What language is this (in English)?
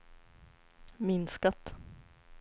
Swedish